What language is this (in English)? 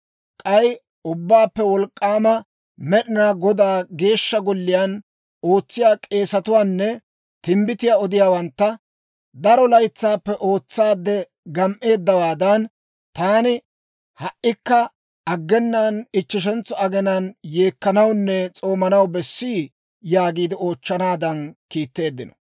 Dawro